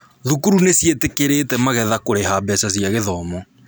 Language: Kikuyu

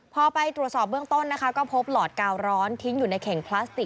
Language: Thai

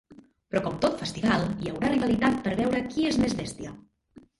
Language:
Catalan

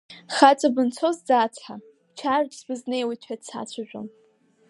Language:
Abkhazian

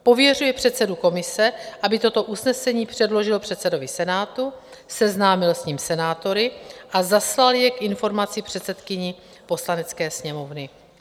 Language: Czech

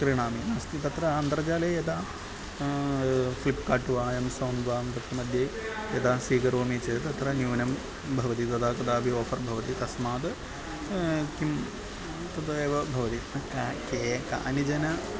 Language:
Sanskrit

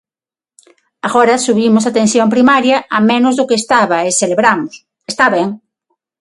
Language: Galician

